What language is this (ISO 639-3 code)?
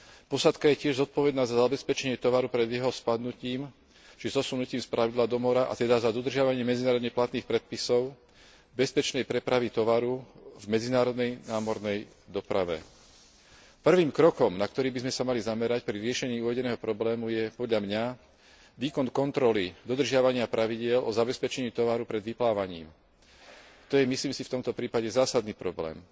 slk